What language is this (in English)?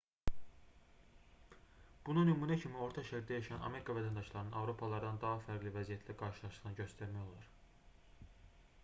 Azerbaijani